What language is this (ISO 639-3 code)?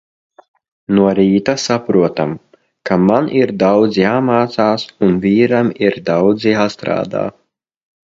lav